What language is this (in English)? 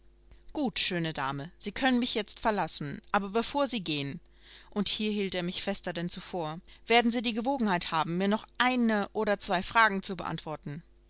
German